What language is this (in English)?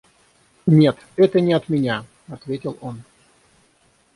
Russian